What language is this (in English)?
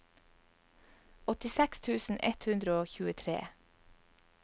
Norwegian